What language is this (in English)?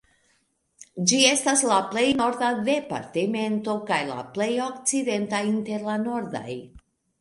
Esperanto